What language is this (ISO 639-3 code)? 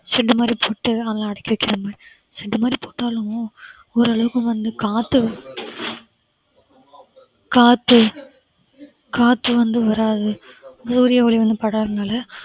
tam